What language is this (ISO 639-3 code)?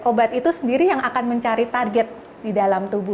ind